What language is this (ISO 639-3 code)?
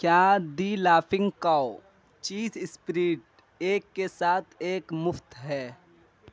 urd